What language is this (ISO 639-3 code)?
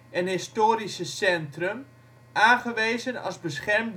nld